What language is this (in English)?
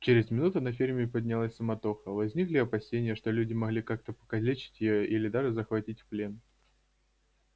Russian